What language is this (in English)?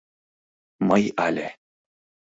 Mari